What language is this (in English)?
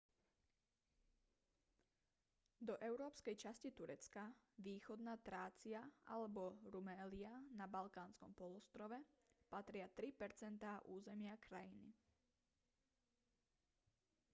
Slovak